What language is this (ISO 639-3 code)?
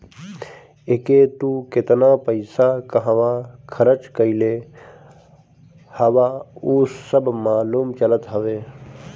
bho